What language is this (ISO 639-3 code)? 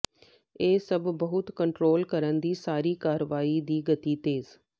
pan